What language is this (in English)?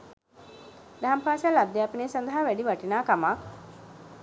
Sinhala